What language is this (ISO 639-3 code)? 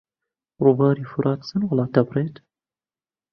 ckb